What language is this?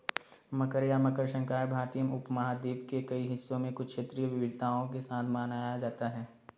Hindi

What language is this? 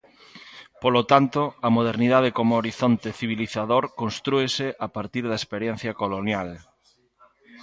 Galician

